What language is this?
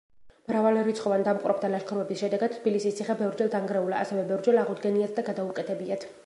Georgian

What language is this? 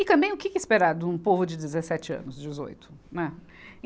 Portuguese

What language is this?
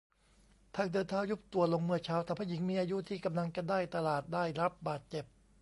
Thai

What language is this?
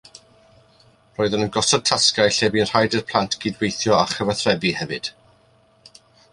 Welsh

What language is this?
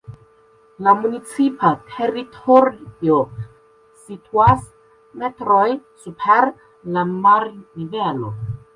Esperanto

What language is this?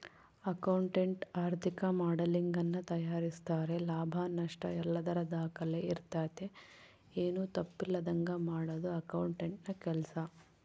Kannada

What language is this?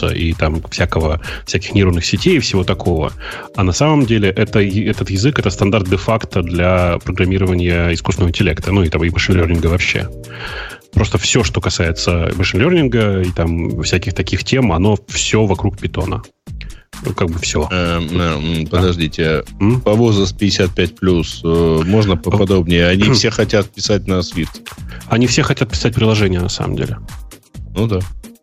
Russian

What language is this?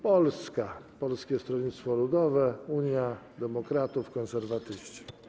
Polish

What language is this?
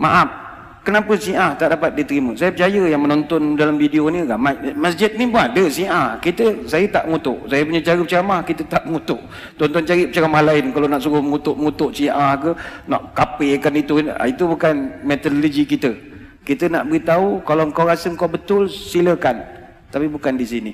Malay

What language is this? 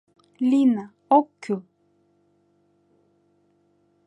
Mari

